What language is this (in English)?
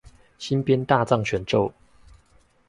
Chinese